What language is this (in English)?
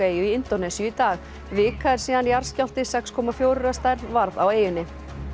Icelandic